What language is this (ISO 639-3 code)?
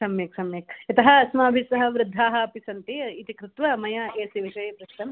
san